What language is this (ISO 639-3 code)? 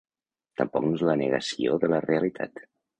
cat